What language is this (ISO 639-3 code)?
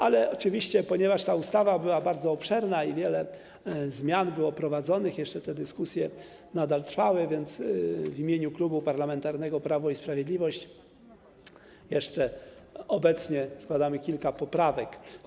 pol